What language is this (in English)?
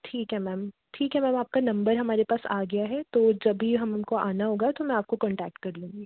Hindi